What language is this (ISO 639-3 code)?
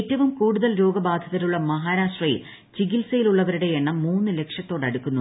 mal